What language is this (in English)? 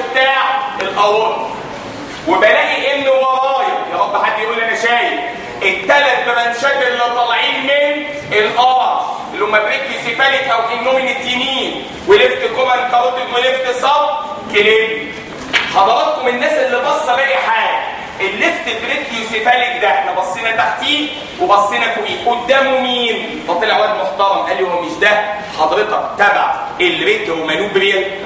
Arabic